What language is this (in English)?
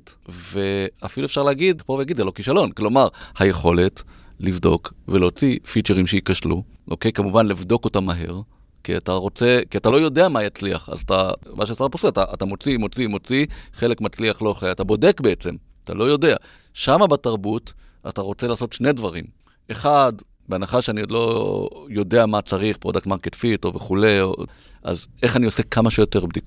Hebrew